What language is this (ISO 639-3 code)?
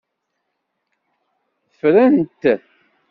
kab